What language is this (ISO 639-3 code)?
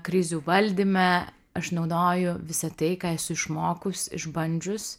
lit